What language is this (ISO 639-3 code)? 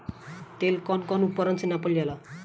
bho